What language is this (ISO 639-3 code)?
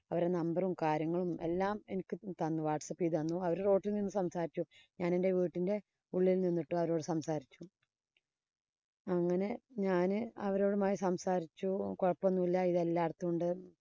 mal